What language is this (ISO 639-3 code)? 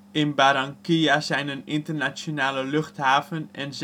nld